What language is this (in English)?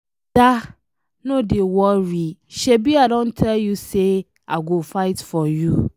Nigerian Pidgin